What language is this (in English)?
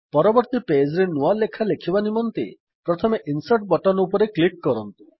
Odia